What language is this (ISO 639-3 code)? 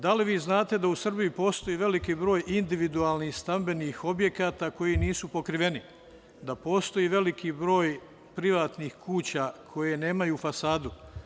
srp